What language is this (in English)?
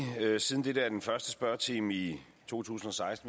Danish